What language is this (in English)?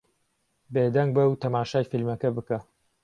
Central Kurdish